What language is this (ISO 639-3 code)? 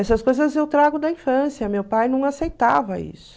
por